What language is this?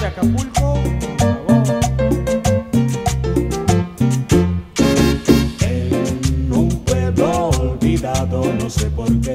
Spanish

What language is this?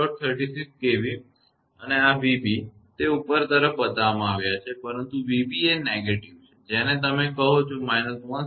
Gujarati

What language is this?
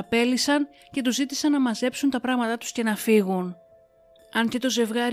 Greek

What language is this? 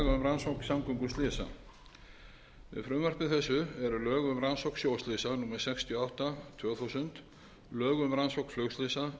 Icelandic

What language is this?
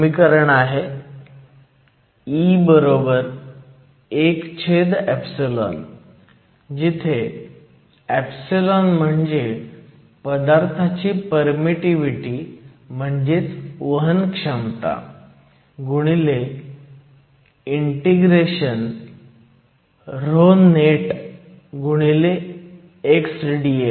Marathi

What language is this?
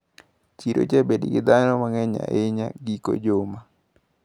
Luo (Kenya and Tanzania)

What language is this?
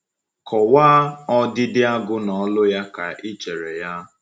Igbo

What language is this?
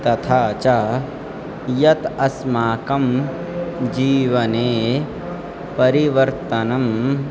Sanskrit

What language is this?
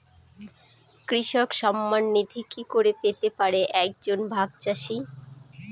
Bangla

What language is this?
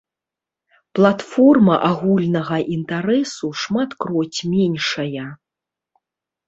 Belarusian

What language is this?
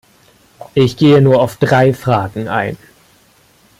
German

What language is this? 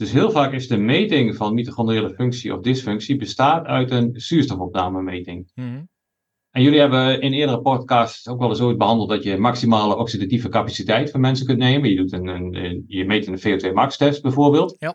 Dutch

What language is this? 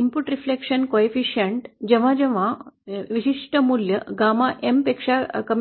Marathi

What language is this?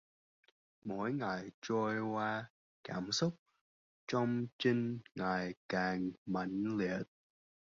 Vietnamese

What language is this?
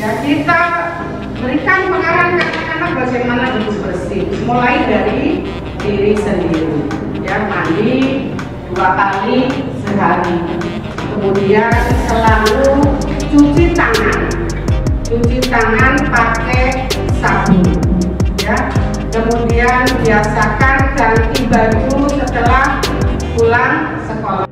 Indonesian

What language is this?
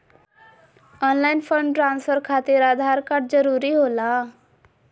Magahi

